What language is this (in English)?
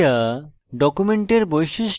Bangla